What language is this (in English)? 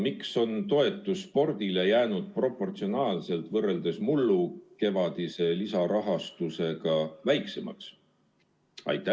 Estonian